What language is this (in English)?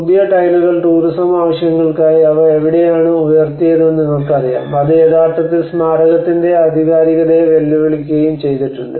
Malayalam